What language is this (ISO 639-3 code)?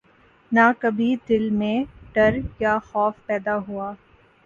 urd